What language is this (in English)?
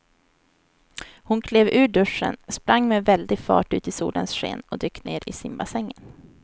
Swedish